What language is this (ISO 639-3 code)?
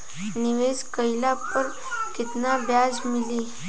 bho